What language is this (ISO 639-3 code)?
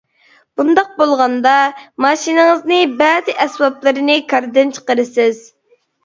uig